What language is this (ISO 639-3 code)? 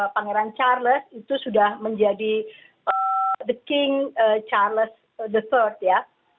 ind